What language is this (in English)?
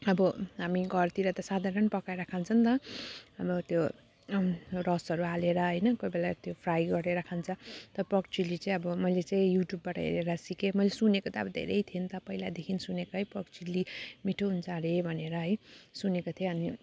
Nepali